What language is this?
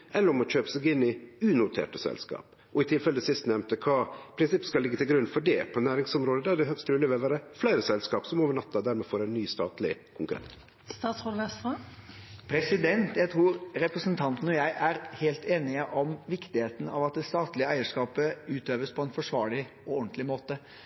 Norwegian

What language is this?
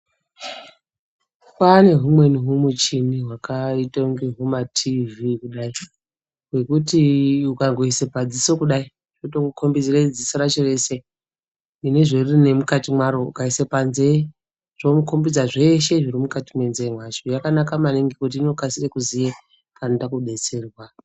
Ndau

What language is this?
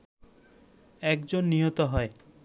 Bangla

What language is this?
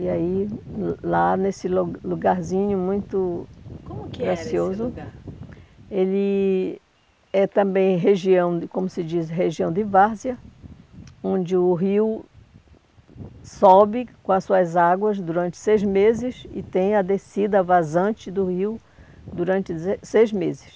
Portuguese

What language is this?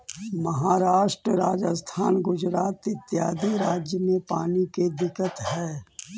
Magahi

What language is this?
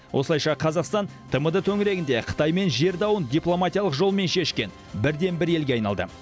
Kazakh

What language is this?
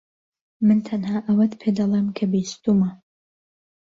Central Kurdish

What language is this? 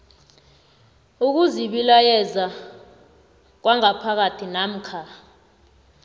South Ndebele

